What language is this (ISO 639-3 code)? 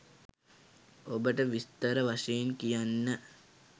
sin